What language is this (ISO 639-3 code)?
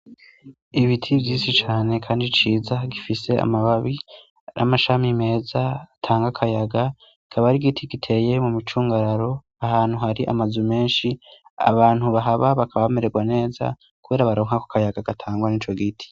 run